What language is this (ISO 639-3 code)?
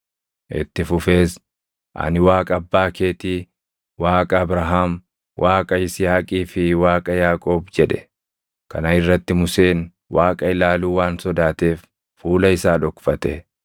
orm